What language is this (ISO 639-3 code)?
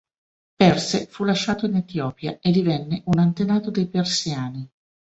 ita